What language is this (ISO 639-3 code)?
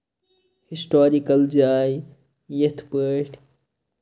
kas